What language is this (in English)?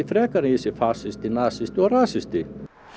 Icelandic